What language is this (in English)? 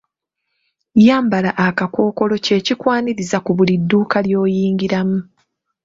Ganda